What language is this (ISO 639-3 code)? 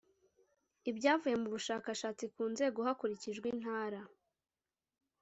kin